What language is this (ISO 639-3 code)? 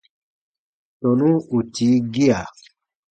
bba